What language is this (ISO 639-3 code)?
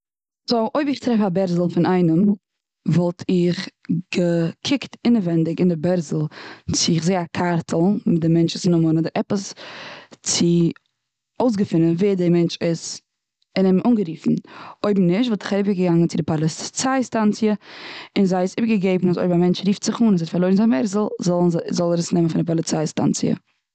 yid